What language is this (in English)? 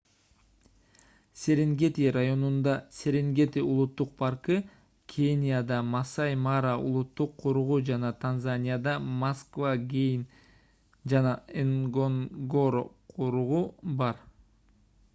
Kyrgyz